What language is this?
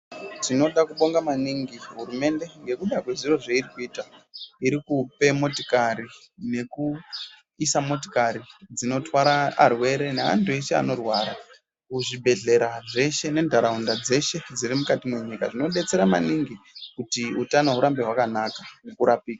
Ndau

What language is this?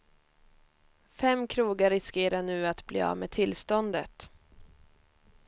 Swedish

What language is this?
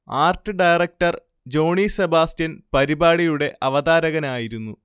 Malayalam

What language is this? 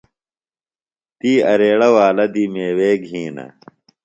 Phalura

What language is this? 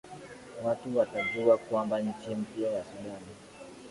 Swahili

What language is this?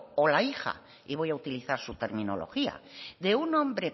Spanish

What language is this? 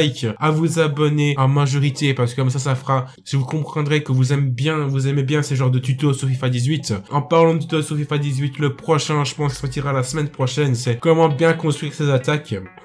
French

